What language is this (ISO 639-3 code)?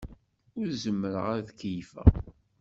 kab